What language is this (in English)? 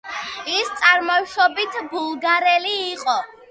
Georgian